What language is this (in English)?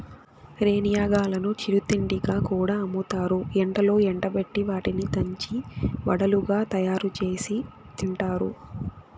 Telugu